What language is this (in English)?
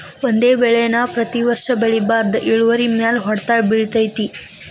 Kannada